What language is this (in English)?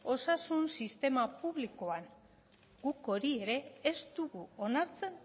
Basque